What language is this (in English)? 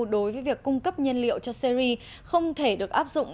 Vietnamese